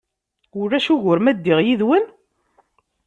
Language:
Kabyle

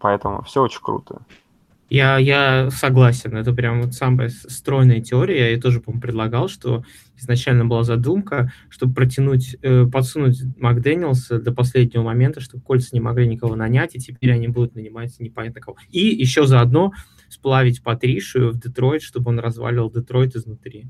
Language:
Russian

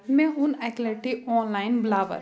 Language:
Kashmiri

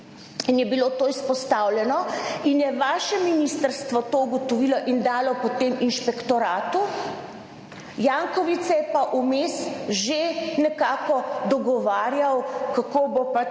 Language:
Slovenian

